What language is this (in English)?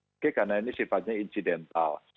Indonesian